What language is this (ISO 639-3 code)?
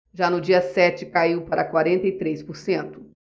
por